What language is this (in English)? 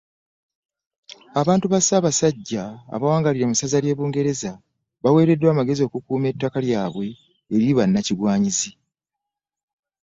Ganda